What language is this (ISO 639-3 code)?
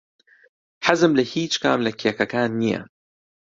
ckb